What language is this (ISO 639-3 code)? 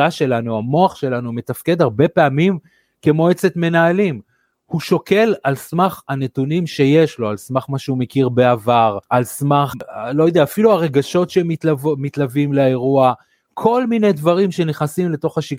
heb